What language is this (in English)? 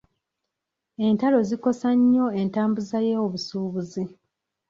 Ganda